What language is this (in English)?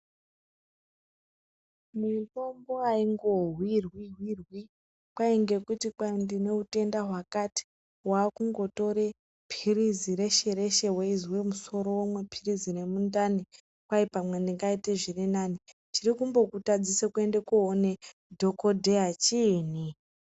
Ndau